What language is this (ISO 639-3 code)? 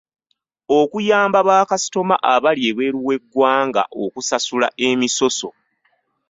lug